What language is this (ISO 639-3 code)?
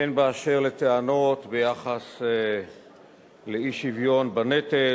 heb